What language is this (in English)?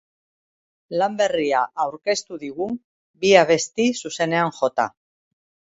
Basque